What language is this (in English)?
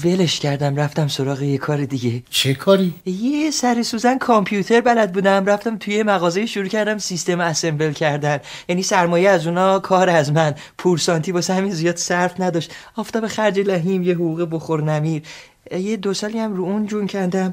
Persian